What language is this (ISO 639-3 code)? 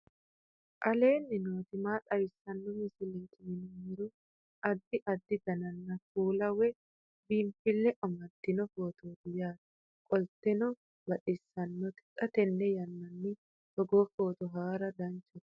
sid